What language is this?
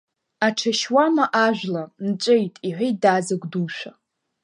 Abkhazian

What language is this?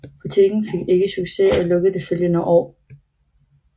Danish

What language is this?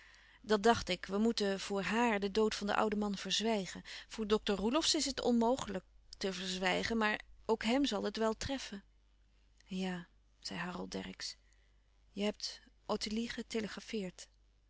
Dutch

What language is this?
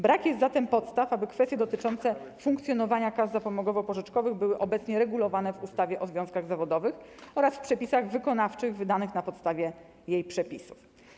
Polish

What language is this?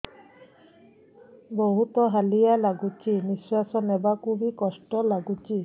Odia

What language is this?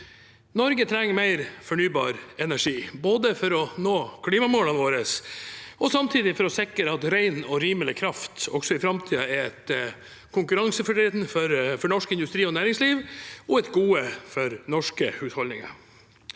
Norwegian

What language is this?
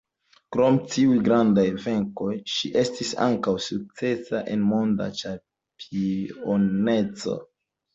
Esperanto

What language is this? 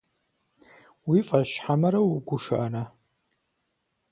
Kabardian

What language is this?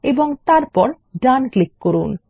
Bangla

